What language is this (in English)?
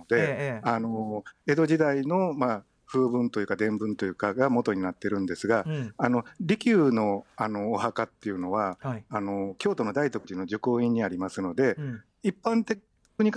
Japanese